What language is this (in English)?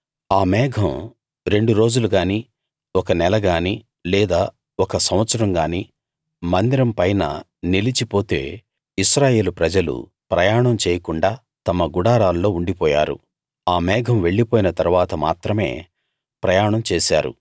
Telugu